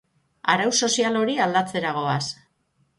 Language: Basque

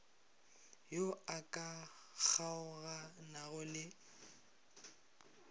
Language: Northern Sotho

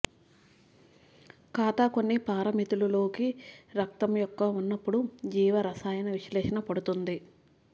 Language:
Telugu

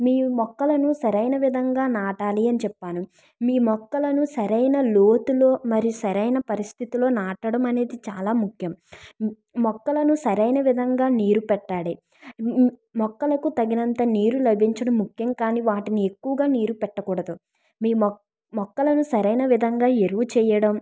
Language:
Telugu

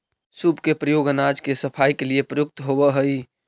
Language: Magahi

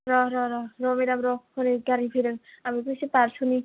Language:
Bodo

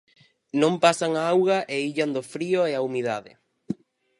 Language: Galician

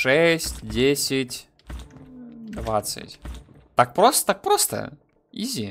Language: Russian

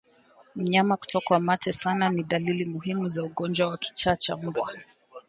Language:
Swahili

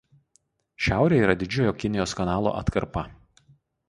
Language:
Lithuanian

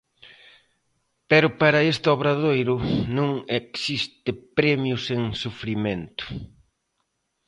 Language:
Galician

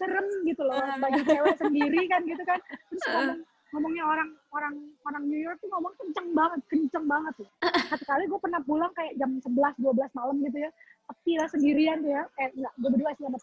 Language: Indonesian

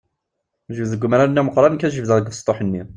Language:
Kabyle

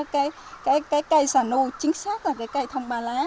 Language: Vietnamese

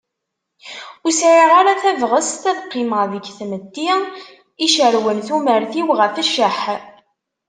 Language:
Kabyle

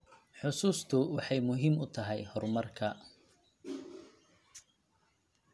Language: Somali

